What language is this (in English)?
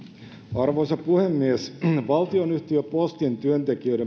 Finnish